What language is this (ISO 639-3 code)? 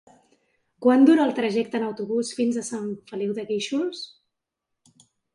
cat